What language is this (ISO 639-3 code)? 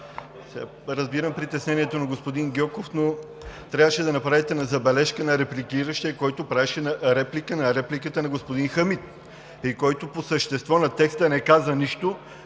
bul